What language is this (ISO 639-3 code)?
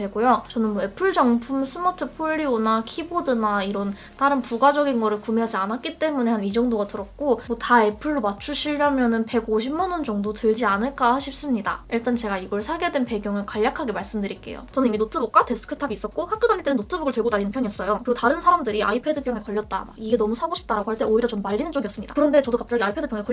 kor